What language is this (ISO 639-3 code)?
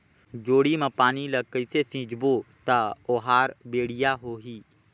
hne